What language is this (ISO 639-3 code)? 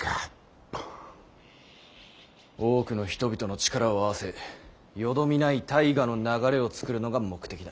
jpn